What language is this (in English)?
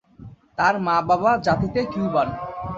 Bangla